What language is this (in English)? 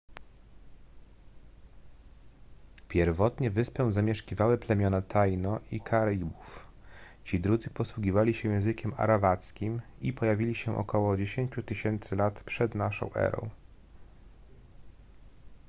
Polish